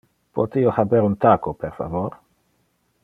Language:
Interlingua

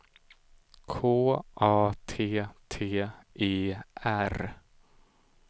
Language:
Swedish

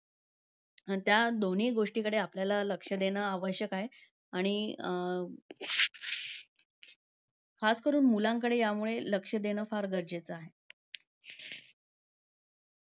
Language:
Marathi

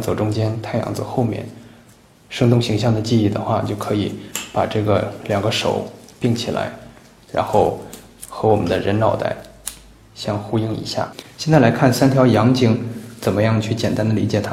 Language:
Chinese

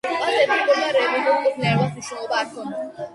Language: Georgian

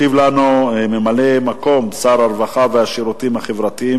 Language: Hebrew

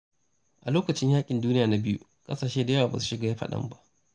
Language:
Hausa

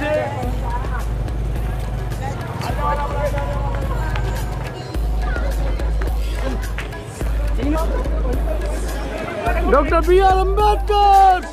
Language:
Hindi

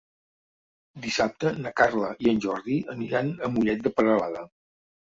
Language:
Catalan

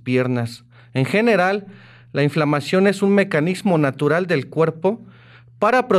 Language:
Spanish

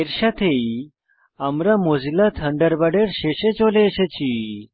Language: Bangla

